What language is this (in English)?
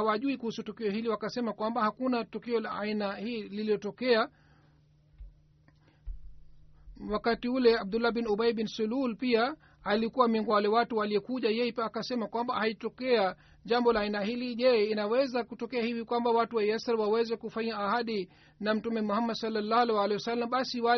Swahili